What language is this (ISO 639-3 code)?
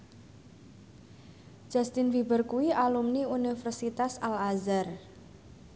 jav